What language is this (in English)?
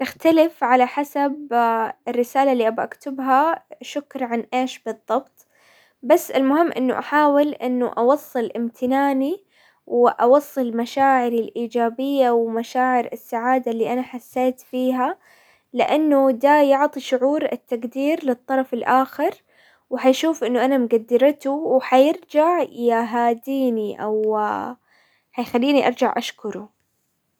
Hijazi Arabic